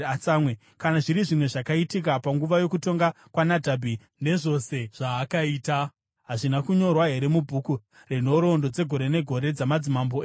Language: Shona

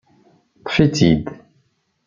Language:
Kabyle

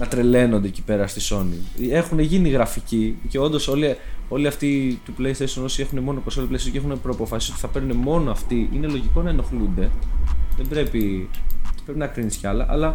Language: Greek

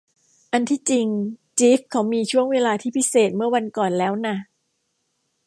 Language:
Thai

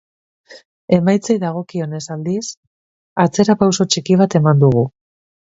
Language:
Basque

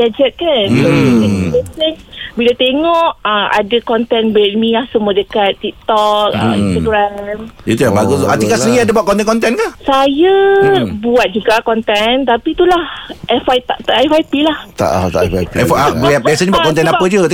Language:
Malay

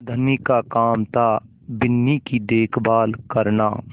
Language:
Hindi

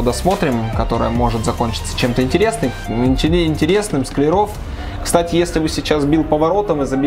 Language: Russian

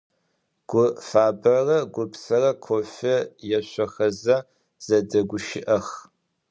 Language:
Adyghe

